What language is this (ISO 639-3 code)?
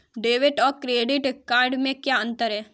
hin